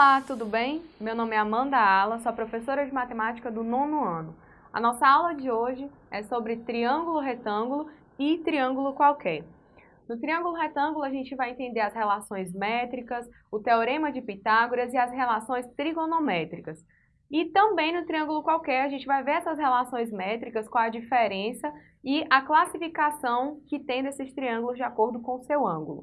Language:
Portuguese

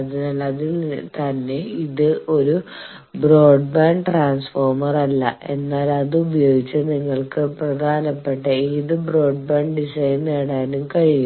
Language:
Malayalam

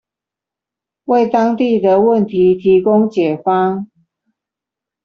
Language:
Chinese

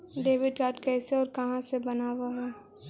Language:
Magahi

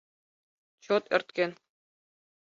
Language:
Mari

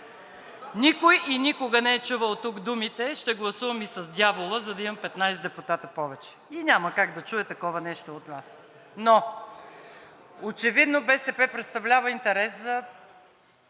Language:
Bulgarian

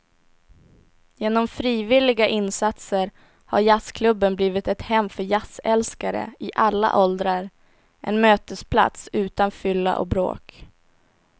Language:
Swedish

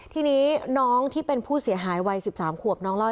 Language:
Thai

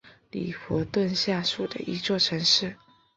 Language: Chinese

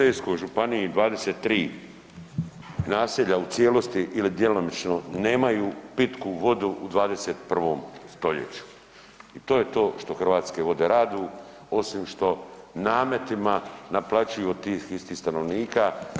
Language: Croatian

